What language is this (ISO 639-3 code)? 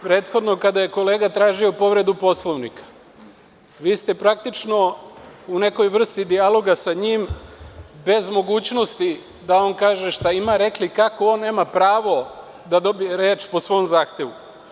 srp